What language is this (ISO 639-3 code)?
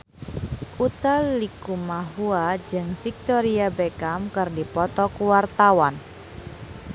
sun